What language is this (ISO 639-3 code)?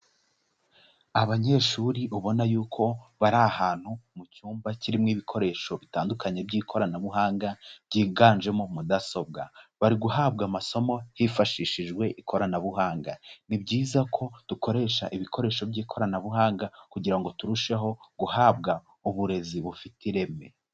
kin